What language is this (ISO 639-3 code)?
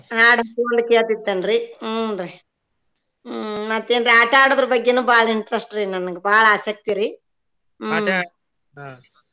kan